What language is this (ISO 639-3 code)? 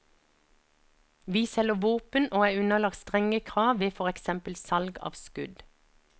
nor